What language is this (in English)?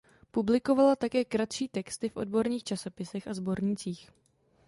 Czech